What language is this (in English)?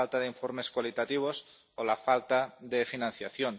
Spanish